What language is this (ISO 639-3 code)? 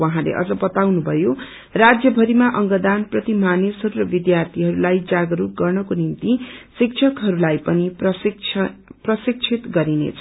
nep